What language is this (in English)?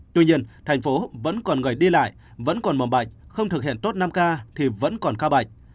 Vietnamese